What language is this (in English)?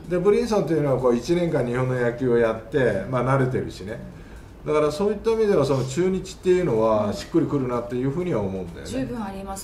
Japanese